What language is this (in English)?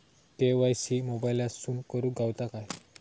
Marathi